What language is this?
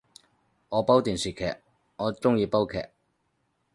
Cantonese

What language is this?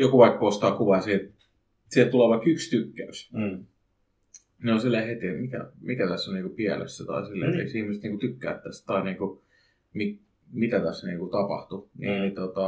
Finnish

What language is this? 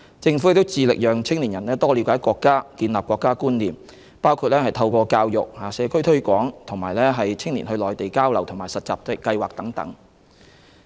Cantonese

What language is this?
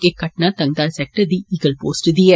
Dogri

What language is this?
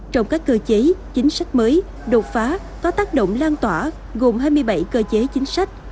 Vietnamese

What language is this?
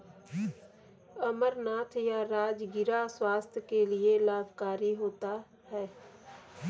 Hindi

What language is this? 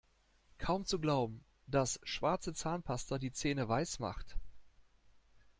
German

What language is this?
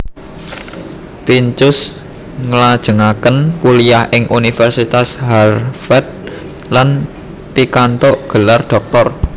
Javanese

